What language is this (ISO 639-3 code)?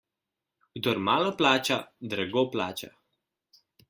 slv